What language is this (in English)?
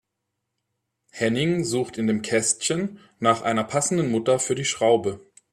German